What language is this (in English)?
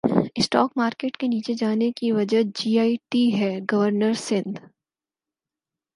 Urdu